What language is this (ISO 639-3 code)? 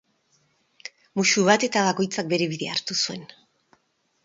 eus